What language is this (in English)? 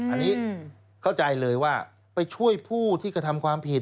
Thai